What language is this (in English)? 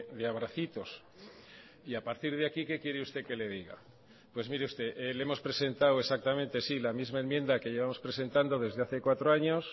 Spanish